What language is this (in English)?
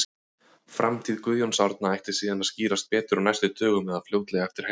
Icelandic